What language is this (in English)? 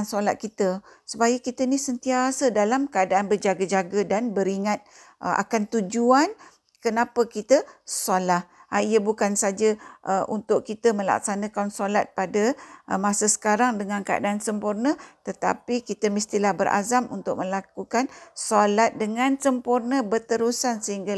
Malay